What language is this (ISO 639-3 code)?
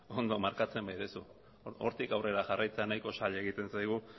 eus